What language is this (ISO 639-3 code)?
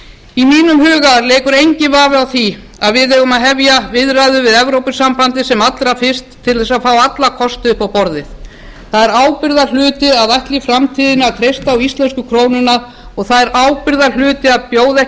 isl